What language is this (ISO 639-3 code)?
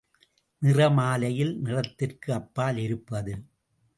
tam